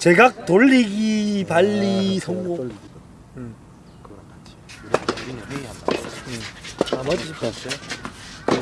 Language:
Korean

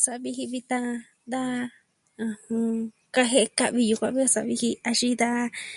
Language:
Southwestern Tlaxiaco Mixtec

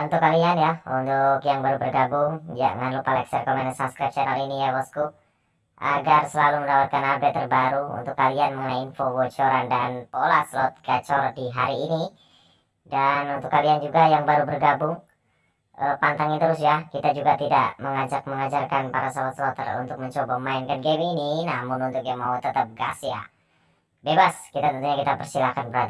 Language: Indonesian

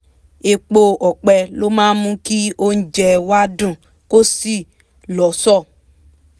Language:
Yoruba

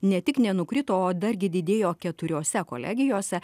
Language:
Lithuanian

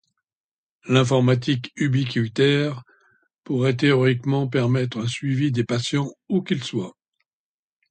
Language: French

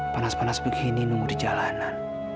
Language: Indonesian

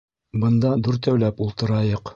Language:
Bashkir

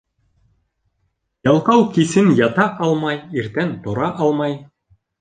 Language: Bashkir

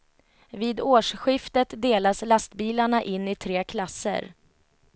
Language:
Swedish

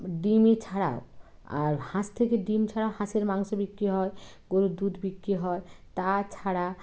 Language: Bangla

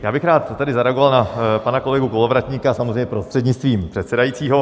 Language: Czech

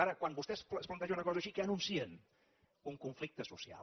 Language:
Catalan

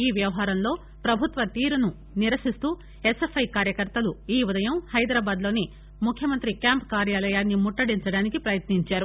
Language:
Telugu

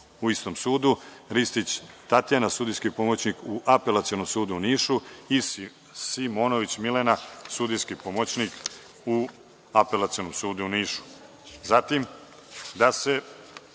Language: Serbian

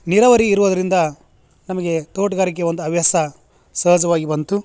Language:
Kannada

